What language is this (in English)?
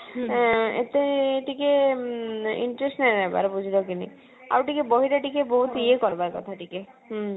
Odia